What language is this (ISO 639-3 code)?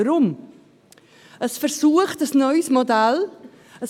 gsw